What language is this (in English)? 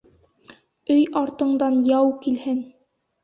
Bashkir